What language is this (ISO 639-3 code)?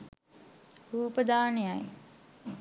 sin